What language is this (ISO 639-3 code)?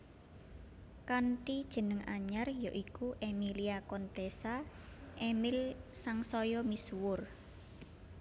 jav